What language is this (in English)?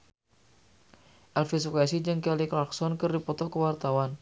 Sundanese